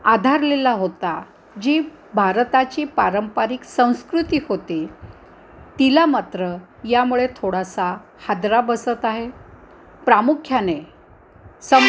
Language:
Marathi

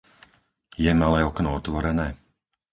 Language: Slovak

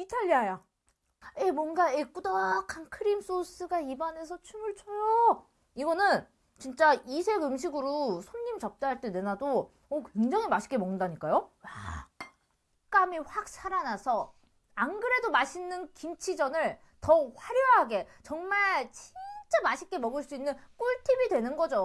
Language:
Korean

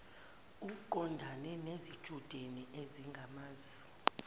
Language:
Zulu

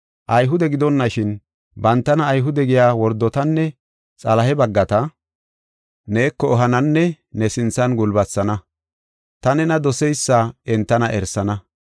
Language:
Gofa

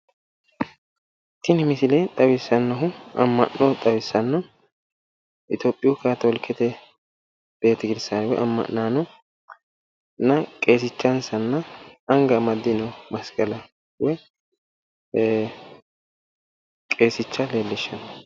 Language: Sidamo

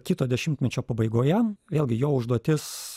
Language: Lithuanian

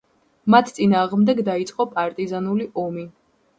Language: Georgian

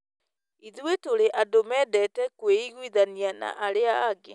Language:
Kikuyu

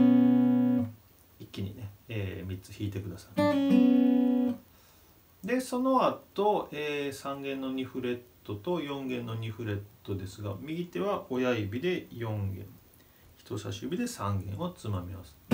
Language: Japanese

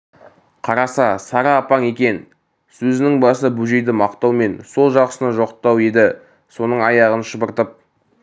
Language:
Kazakh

